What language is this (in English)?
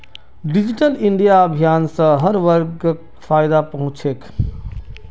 Magahi